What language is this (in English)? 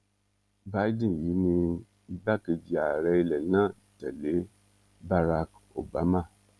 Yoruba